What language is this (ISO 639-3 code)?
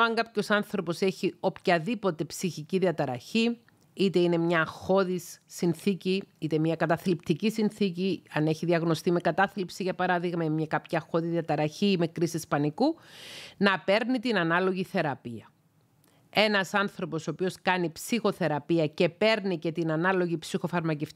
ell